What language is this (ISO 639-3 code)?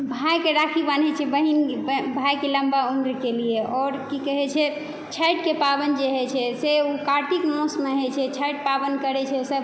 mai